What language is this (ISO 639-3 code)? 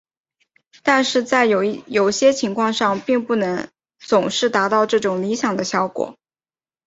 zho